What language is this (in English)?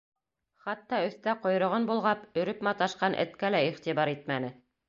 Bashkir